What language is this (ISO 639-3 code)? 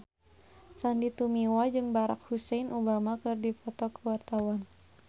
sun